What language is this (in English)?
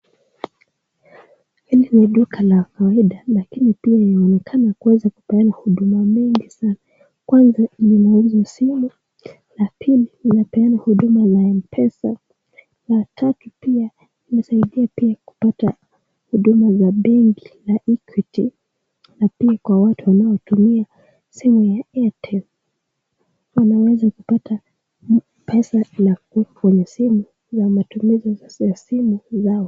Swahili